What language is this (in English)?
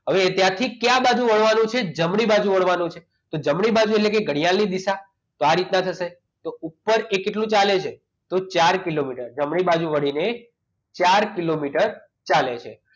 Gujarati